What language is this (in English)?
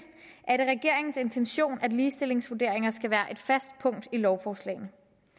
Danish